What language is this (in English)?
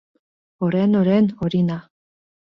Mari